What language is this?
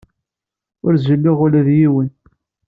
Kabyle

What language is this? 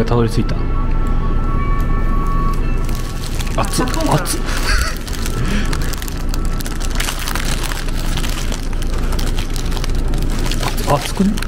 Japanese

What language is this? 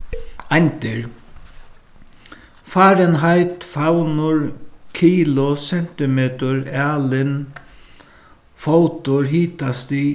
Faroese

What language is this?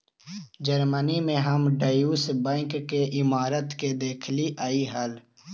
Magahi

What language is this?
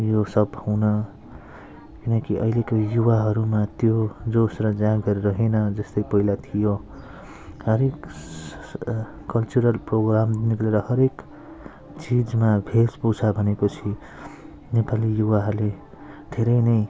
Nepali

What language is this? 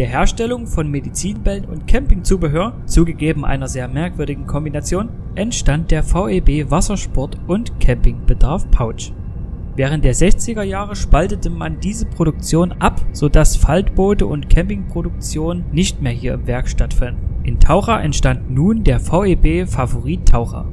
German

